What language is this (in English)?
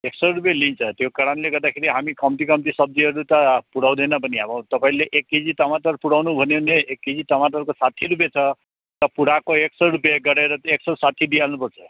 Nepali